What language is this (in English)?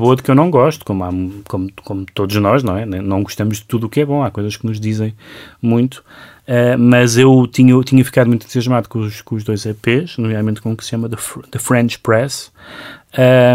Portuguese